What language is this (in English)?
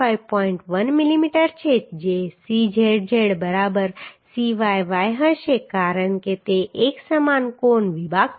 Gujarati